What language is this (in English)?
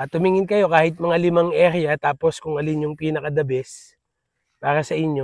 Filipino